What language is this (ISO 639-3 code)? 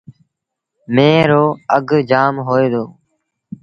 sbn